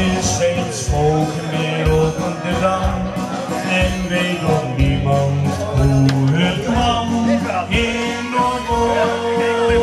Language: Dutch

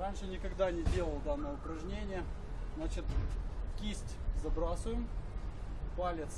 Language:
Russian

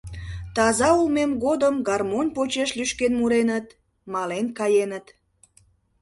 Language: Mari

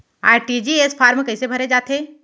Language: Chhattisgarhi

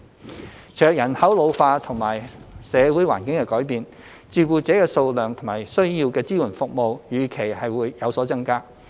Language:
Cantonese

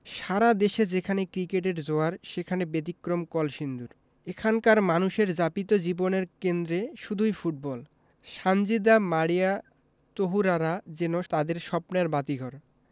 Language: Bangla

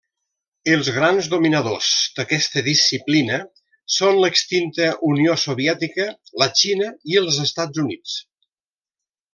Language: Catalan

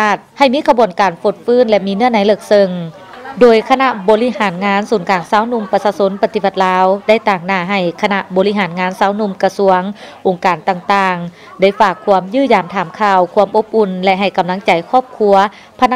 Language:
Thai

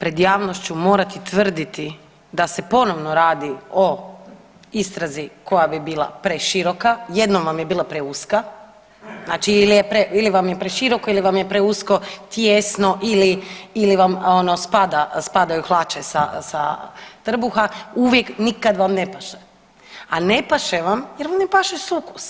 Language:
Croatian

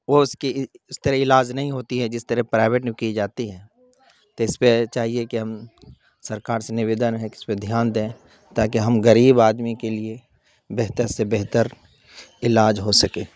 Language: Urdu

